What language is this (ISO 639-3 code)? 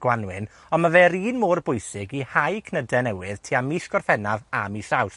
cym